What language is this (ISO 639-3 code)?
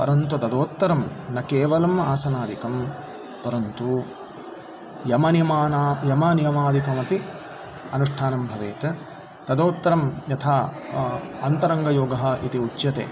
san